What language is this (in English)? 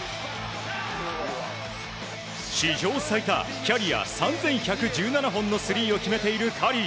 Japanese